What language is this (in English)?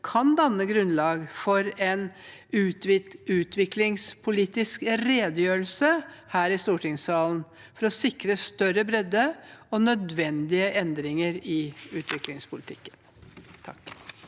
Norwegian